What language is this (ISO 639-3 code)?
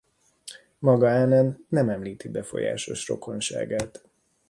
hun